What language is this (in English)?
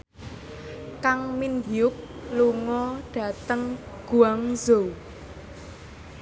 Javanese